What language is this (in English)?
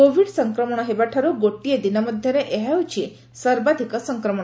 Odia